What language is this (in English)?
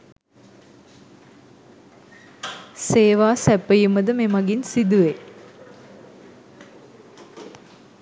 Sinhala